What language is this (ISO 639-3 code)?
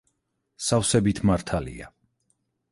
kat